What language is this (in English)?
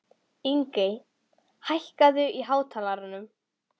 Icelandic